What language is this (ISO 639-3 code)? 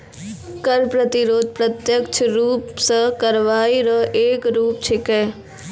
mai